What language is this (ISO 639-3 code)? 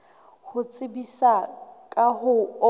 sot